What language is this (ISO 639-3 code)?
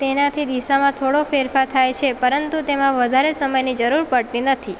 guj